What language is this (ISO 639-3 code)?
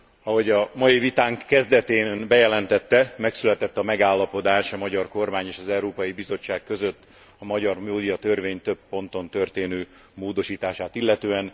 hun